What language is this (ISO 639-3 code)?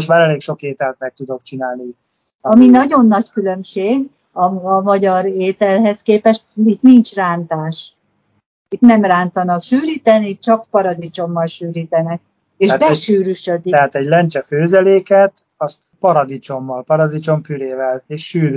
hun